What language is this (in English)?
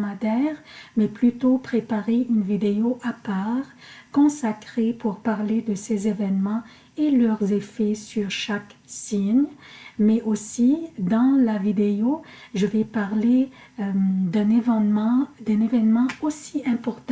French